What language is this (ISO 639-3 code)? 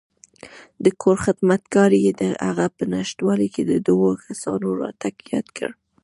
pus